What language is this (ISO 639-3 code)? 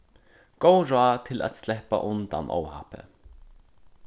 fao